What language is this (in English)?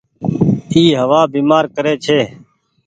Goaria